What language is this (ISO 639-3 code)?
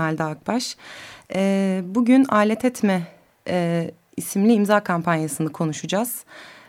tur